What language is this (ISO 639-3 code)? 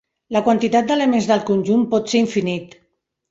cat